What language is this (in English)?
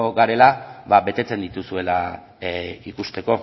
Basque